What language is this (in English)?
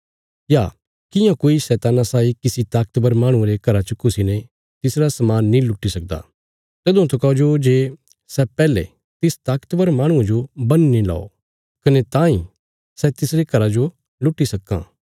Bilaspuri